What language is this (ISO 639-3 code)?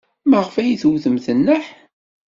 kab